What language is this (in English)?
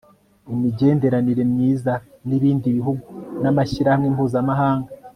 Kinyarwanda